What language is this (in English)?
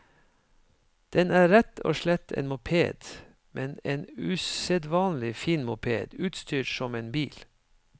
Norwegian